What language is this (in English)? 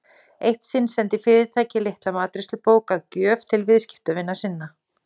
Icelandic